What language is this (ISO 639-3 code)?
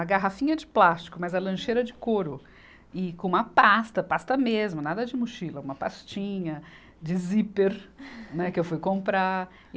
por